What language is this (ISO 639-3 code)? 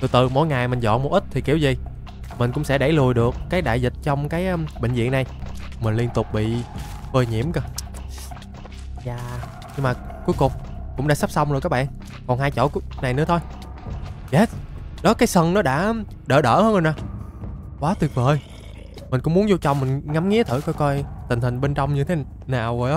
vie